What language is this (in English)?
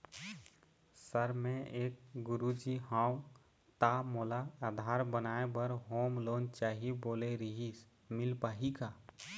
Chhattisgarhi